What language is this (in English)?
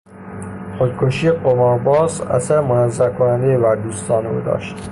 Persian